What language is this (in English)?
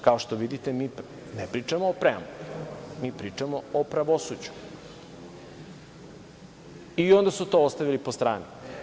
Serbian